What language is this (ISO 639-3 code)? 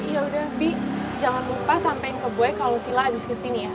ind